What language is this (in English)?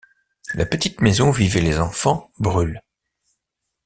French